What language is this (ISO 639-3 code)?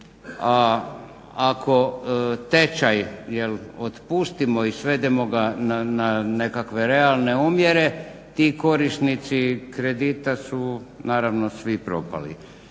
hrv